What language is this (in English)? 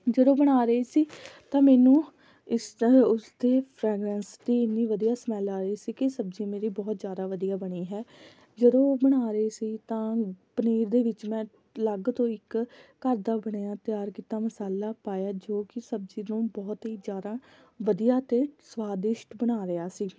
Punjabi